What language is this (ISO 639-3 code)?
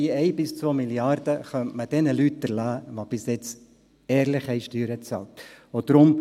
gsw